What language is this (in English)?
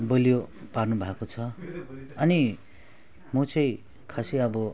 Nepali